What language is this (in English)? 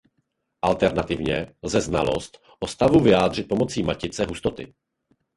Czech